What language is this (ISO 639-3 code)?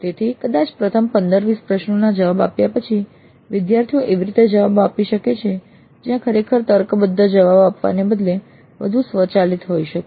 guj